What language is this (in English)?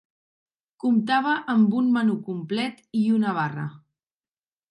Catalan